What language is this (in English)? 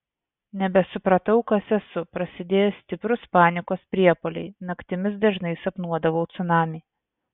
Lithuanian